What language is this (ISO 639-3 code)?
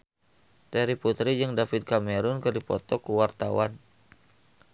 sun